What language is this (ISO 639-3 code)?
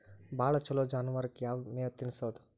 kan